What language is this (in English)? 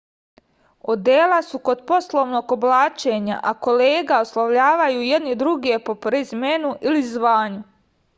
Serbian